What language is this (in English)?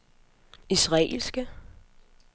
Danish